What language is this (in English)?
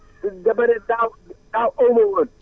Wolof